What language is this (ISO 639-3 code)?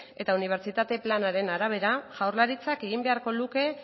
eus